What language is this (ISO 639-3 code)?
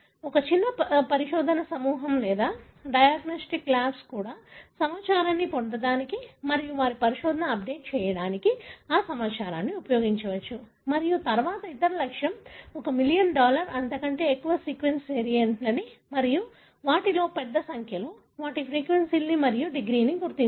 tel